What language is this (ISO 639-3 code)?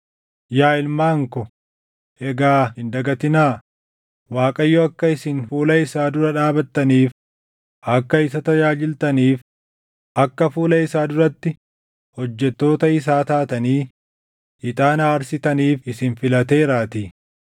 orm